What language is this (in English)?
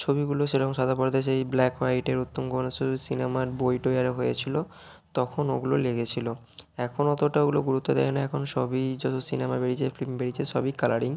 Bangla